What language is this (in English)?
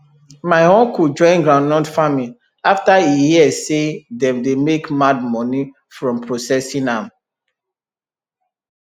Nigerian Pidgin